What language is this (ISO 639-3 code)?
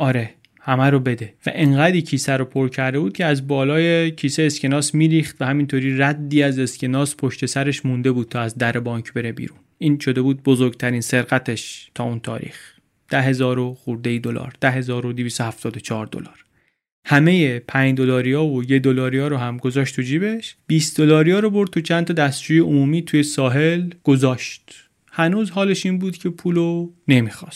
fas